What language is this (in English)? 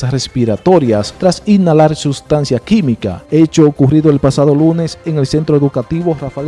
Spanish